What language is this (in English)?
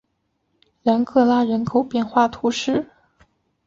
Chinese